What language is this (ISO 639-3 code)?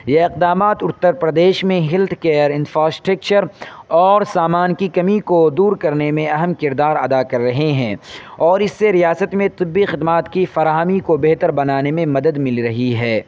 urd